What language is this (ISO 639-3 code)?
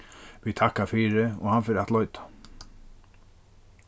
fao